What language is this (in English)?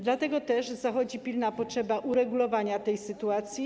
Polish